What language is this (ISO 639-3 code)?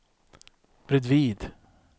swe